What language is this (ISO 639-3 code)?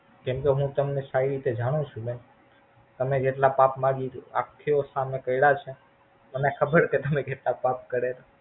guj